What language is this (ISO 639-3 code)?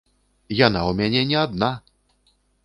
bel